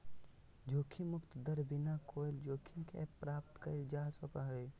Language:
Magahi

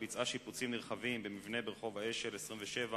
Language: Hebrew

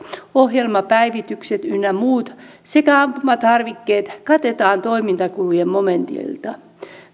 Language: Finnish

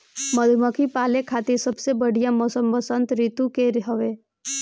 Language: Bhojpuri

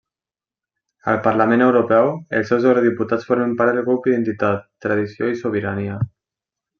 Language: Catalan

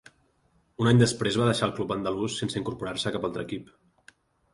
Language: Catalan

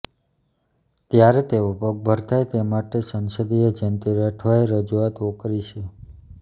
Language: Gujarati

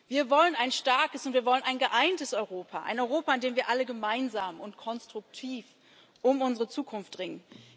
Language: German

